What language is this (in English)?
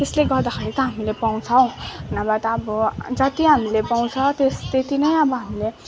Nepali